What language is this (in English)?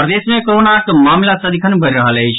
Maithili